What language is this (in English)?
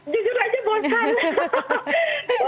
Indonesian